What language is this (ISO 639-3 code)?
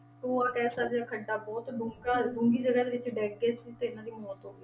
pan